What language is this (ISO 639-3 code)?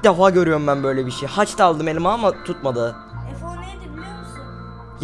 tur